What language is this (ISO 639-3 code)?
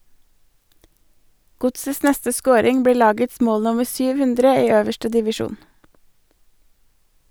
nor